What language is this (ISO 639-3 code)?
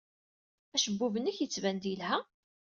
kab